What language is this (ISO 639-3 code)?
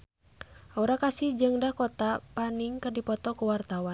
sun